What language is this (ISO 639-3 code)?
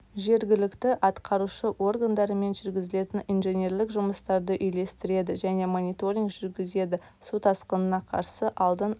kaz